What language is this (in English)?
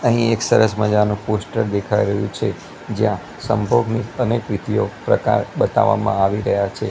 Gujarati